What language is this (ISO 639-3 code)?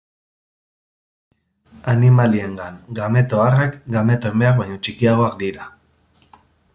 eus